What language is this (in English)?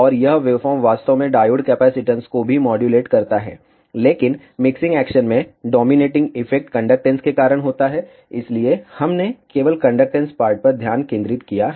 Hindi